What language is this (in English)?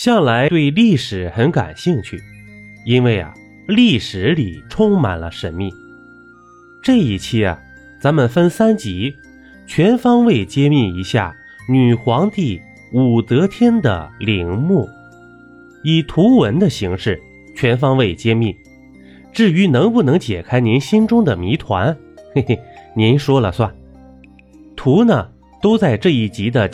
Chinese